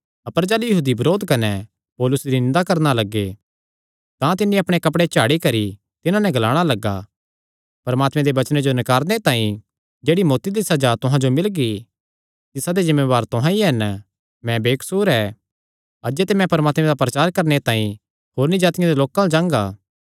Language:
Kangri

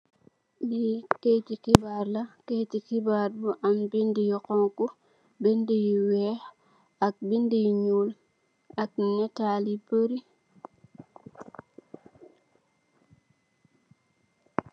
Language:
Wolof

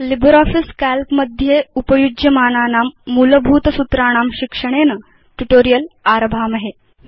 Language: Sanskrit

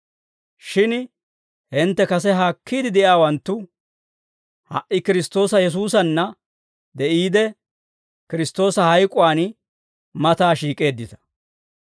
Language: Dawro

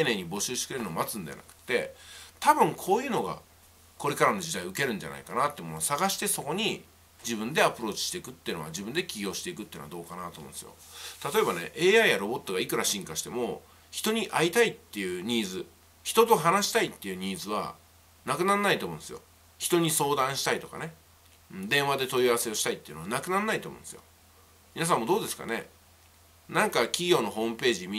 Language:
Japanese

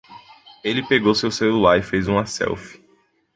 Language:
Portuguese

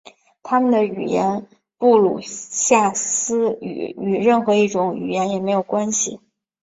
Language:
Chinese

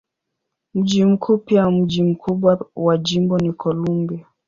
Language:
Swahili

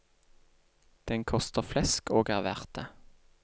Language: Norwegian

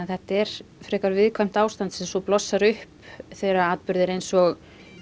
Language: Icelandic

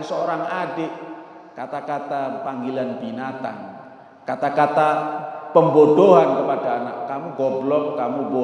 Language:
Indonesian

